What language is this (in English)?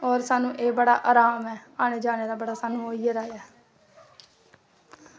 Dogri